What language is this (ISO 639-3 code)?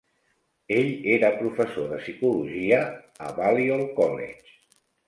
cat